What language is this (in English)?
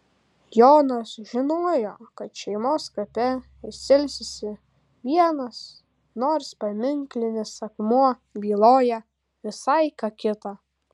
Lithuanian